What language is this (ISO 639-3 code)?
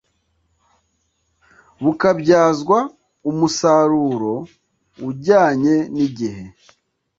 kin